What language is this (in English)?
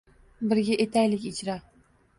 Uzbek